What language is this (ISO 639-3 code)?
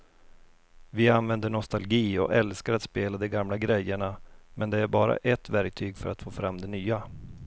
swe